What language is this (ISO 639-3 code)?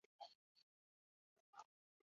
zho